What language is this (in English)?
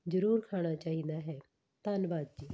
Punjabi